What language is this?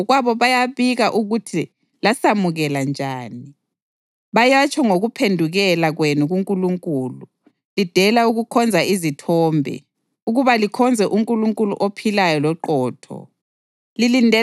North Ndebele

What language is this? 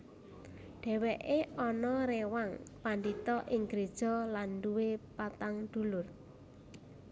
Javanese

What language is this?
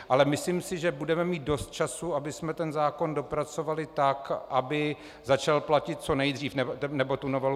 Czech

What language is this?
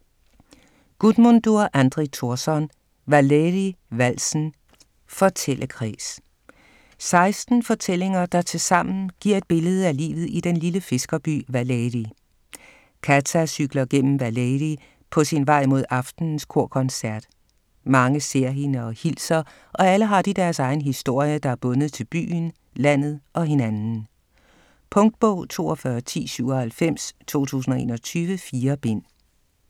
Danish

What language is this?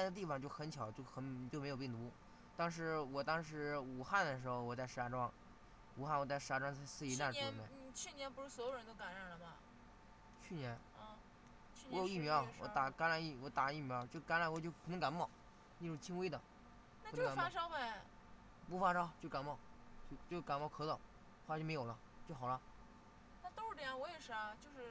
Chinese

